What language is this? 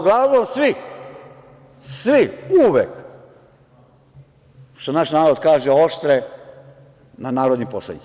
Serbian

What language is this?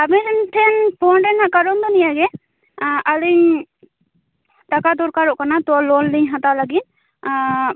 Santali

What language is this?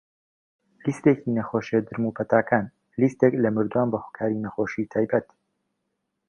Central Kurdish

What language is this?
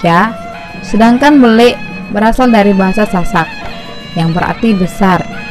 Indonesian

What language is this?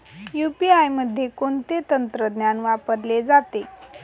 Marathi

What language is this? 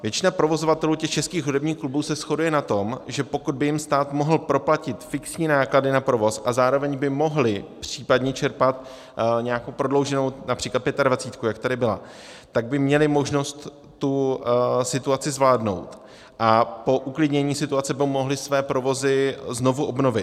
Czech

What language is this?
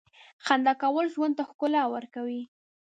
Pashto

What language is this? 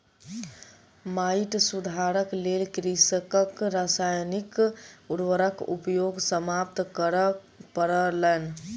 Maithili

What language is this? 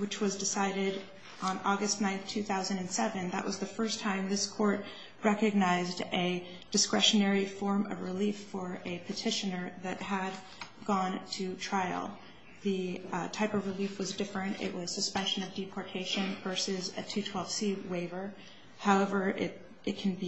English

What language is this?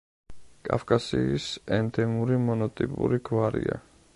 Georgian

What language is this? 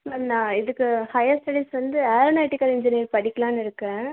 Tamil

